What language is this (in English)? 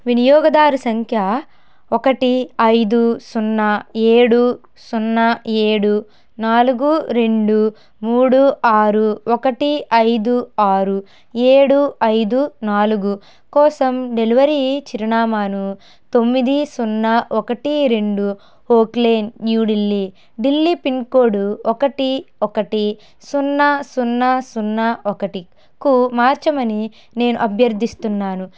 Telugu